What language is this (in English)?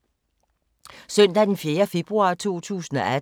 Danish